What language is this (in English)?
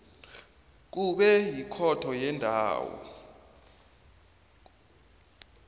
South Ndebele